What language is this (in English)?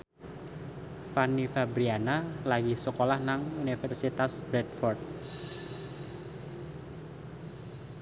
Javanese